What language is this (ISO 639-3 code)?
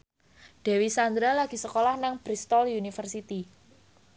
jav